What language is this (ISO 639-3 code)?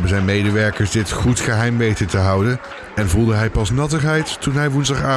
nld